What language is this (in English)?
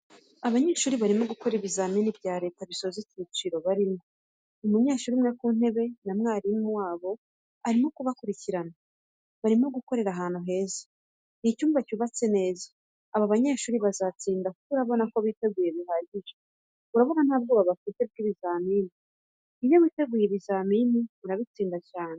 Kinyarwanda